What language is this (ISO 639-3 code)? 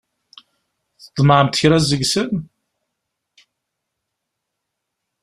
kab